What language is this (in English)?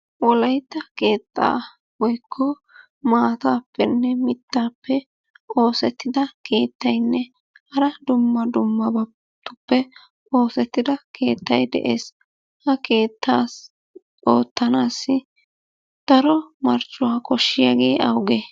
Wolaytta